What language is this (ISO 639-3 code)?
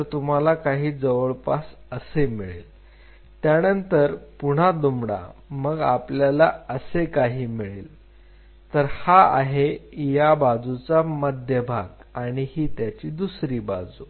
mar